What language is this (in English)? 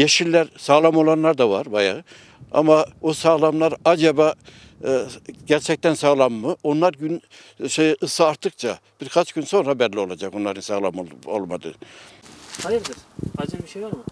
Turkish